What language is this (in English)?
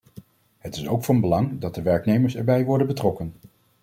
Dutch